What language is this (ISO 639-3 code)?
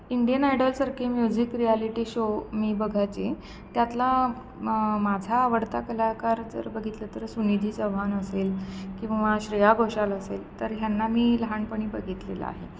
mar